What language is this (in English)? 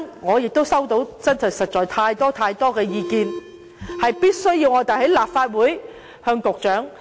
Cantonese